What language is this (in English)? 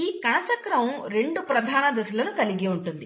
Telugu